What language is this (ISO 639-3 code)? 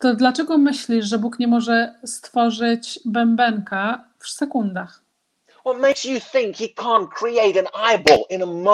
pol